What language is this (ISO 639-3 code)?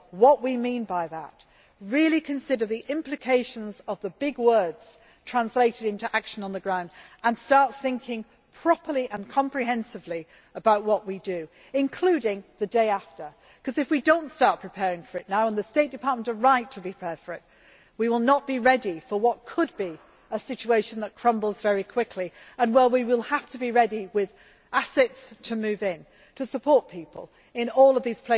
eng